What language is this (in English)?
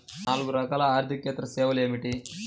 Telugu